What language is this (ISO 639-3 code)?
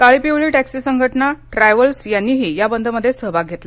mar